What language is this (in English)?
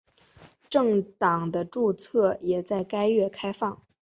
Chinese